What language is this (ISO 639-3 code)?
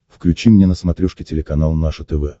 rus